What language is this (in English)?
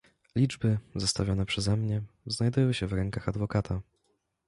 Polish